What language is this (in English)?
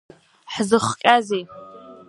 Abkhazian